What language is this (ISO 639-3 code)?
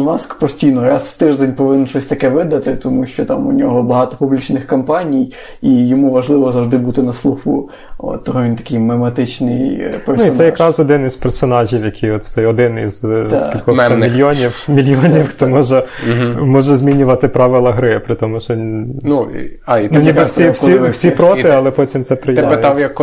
ukr